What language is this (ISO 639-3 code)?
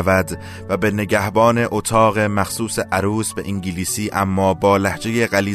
fas